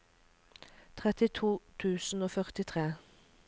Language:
Norwegian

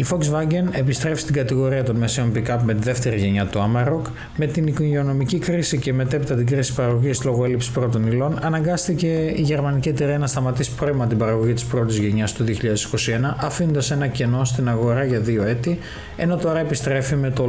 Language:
Greek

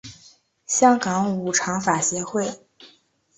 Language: Chinese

